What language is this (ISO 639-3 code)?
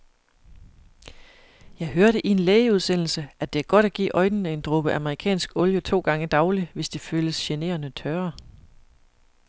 dan